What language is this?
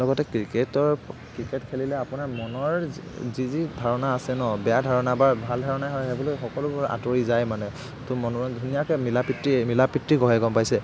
Assamese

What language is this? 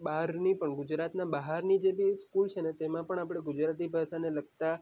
Gujarati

